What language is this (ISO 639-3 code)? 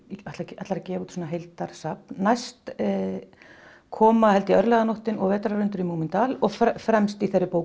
isl